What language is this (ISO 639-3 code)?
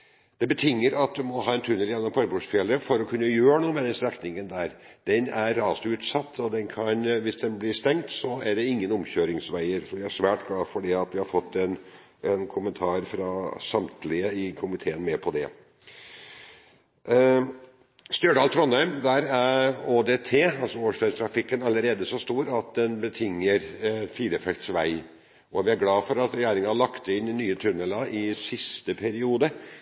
nob